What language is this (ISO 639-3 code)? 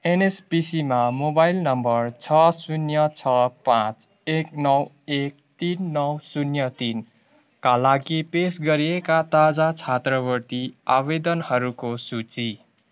nep